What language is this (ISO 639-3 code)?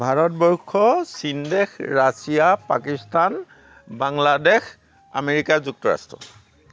asm